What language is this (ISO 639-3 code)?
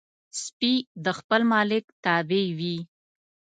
pus